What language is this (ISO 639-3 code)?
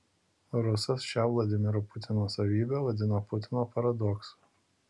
lit